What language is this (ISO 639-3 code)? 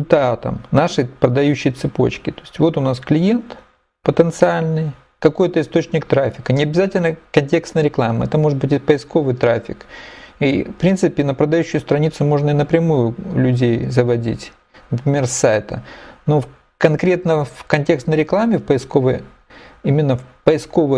rus